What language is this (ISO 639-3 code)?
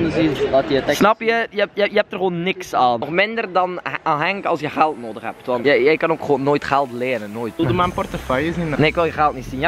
nld